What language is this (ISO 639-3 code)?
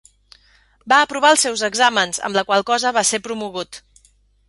cat